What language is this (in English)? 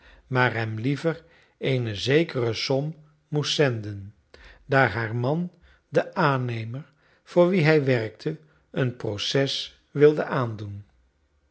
Dutch